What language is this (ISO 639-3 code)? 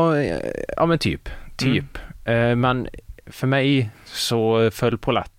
swe